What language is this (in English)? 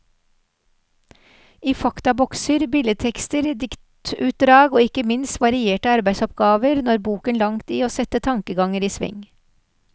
Norwegian